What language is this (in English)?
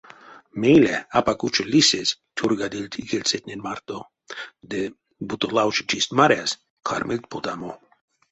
Erzya